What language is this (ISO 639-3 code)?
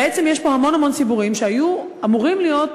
heb